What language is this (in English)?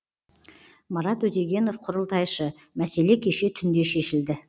Kazakh